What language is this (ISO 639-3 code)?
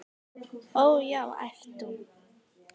isl